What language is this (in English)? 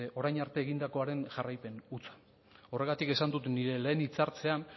Basque